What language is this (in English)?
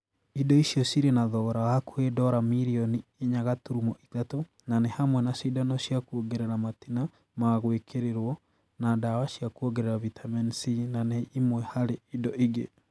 Kikuyu